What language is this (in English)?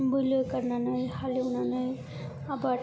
Bodo